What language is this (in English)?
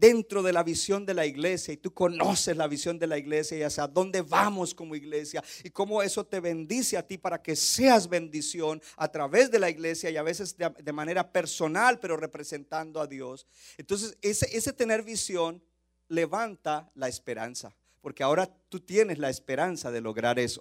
Spanish